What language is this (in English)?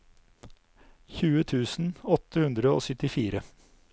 Norwegian